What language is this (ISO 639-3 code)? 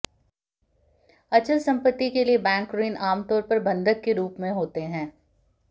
hin